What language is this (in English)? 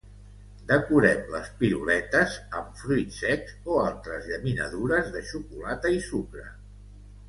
Catalan